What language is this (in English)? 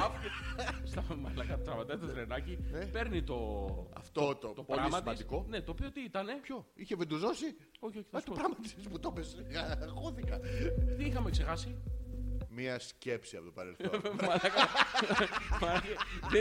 Greek